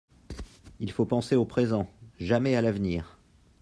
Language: French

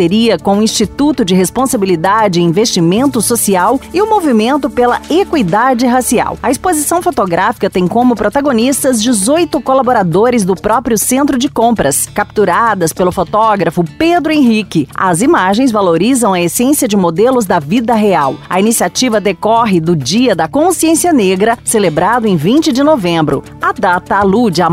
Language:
Portuguese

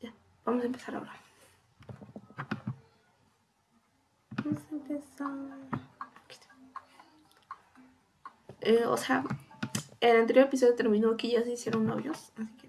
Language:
Spanish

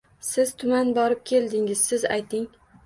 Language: Uzbek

